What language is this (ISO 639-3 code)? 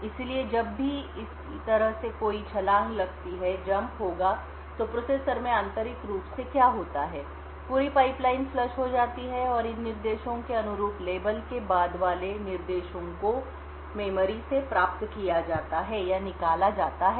hin